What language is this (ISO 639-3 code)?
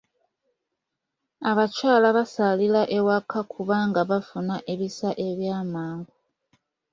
lug